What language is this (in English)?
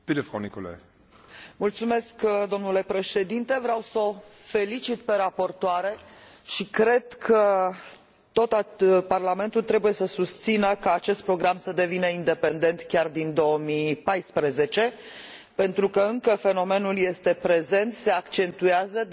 Romanian